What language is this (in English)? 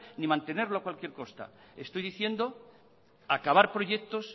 Spanish